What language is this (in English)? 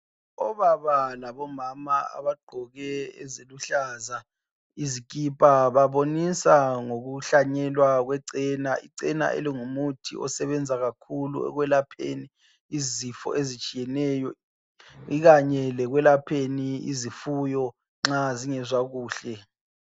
North Ndebele